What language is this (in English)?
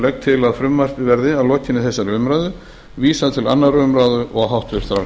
Icelandic